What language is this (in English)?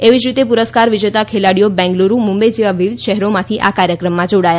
Gujarati